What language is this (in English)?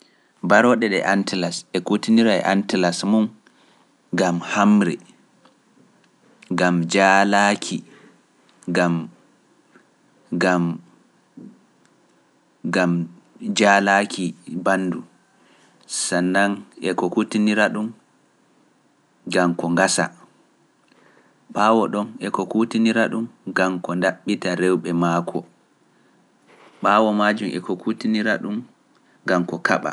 Pular